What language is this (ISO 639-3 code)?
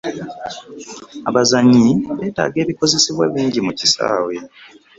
lug